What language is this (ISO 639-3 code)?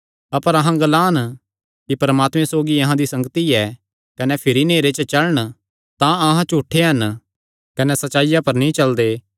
xnr